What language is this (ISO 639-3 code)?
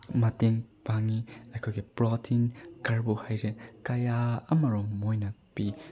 mni